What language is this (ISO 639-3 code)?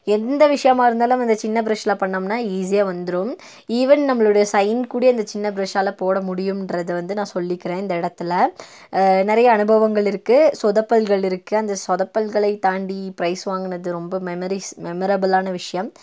tam